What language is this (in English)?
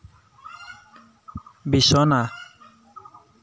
Assamese